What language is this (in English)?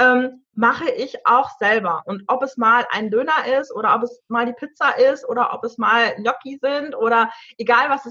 German